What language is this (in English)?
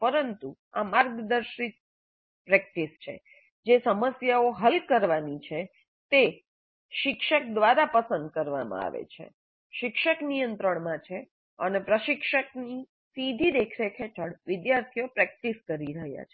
Gujarati